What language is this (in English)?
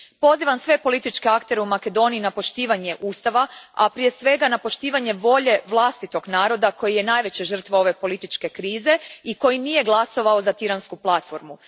Croatian